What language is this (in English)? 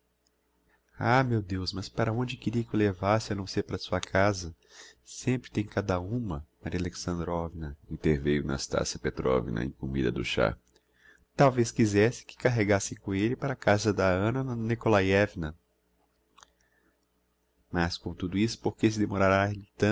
Portuguese